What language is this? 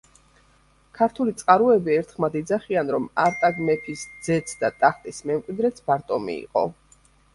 Georgian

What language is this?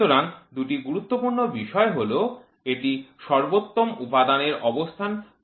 Bangla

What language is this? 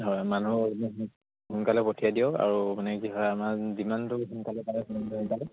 Assamese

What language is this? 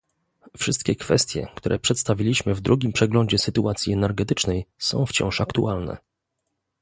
Polish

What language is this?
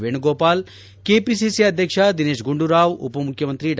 Kannada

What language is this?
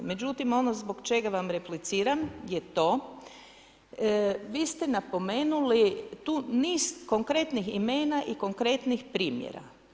Croatian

